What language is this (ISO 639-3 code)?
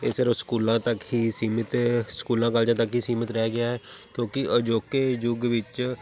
pan